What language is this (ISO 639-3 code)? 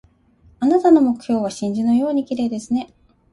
jpn